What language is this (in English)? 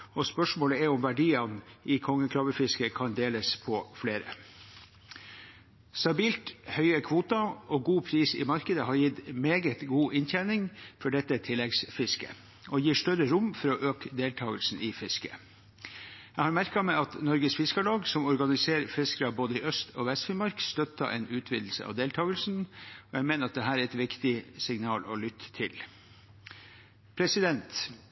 Norwegian Bokmål